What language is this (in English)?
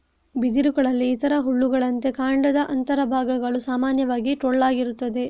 Kannada